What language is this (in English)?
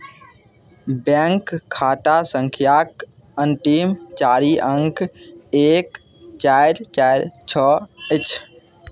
Maithili